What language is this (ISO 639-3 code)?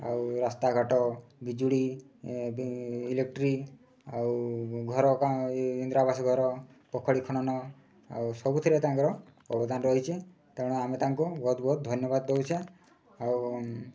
ori